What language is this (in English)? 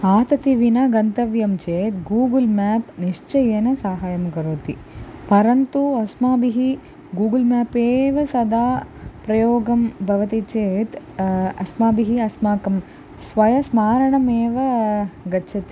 Sanskrit